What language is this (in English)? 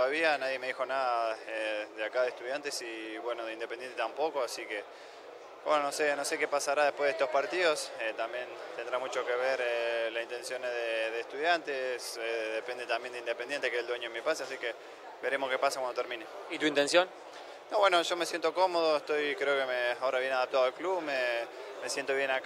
Spanish